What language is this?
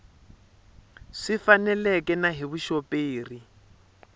Tsonga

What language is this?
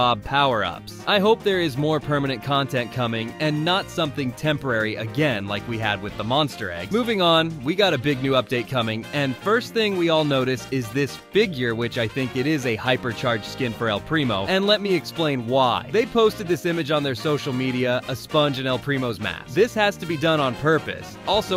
English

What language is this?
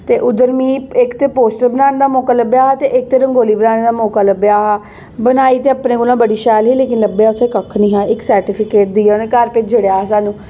Dogri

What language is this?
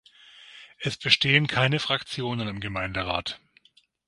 German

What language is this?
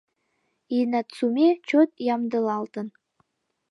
Mari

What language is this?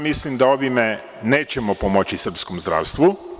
Serbian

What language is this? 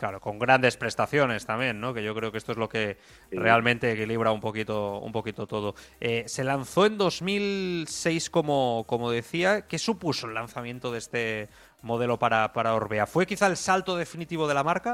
Spanish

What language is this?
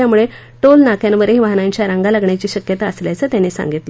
Marathi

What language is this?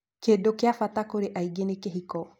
Kikuyu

